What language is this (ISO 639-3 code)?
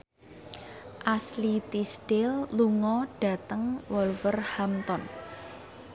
jav